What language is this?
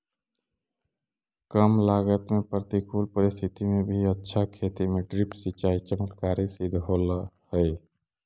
Magahi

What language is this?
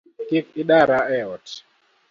Luo (Kenya and Tanzania)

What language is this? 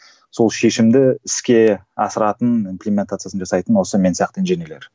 Kazakh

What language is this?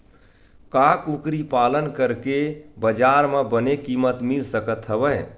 Chhattisgarhi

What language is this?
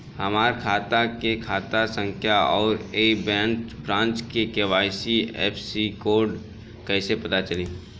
Bhojpuri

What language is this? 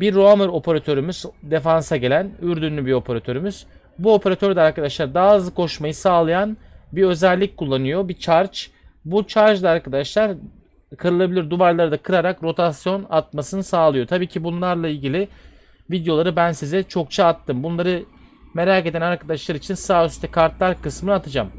Turkish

